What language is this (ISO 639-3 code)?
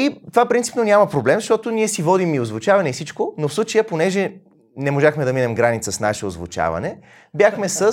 bul